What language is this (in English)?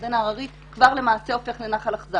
Hebrew